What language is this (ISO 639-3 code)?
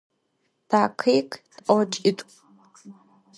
ady